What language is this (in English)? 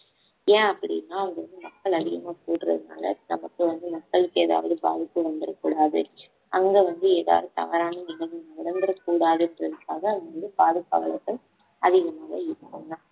Tamil